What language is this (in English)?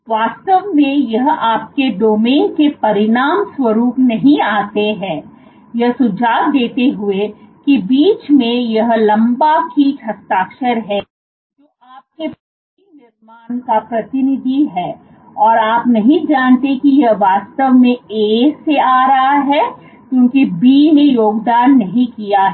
Hindi